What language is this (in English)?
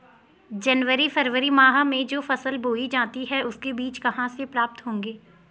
Hindi